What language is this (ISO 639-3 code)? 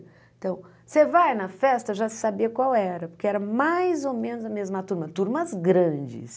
por